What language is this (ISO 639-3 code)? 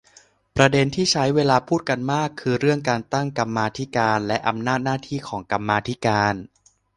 tha